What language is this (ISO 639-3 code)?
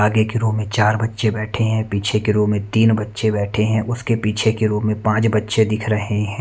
hin